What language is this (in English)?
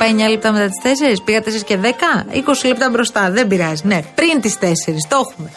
Greek